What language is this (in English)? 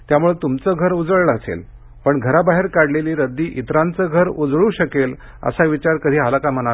Marathi